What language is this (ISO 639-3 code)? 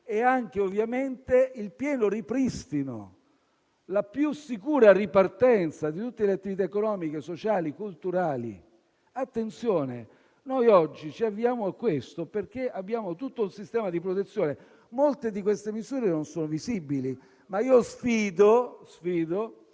ita